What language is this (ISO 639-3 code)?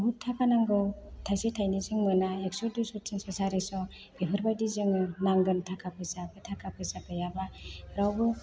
brx